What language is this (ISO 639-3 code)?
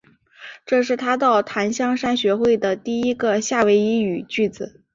zho